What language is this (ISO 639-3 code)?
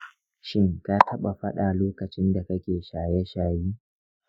hau